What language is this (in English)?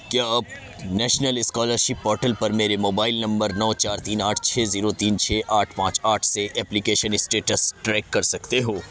Urdu